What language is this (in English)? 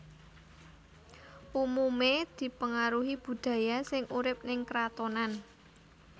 Javanese